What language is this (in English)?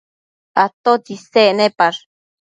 Matsés